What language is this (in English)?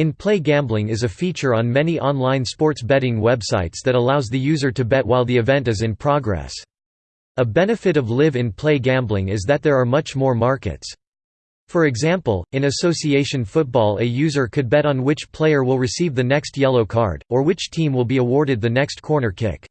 English